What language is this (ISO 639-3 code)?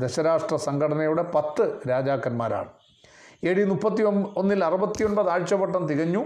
mal